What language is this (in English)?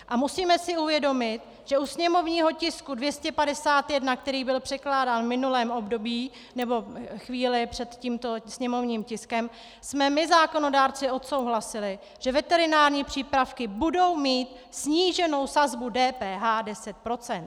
Czech